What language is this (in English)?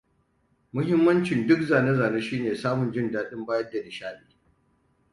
Hausa